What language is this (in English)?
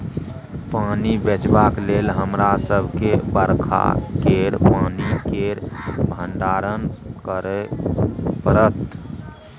Maithili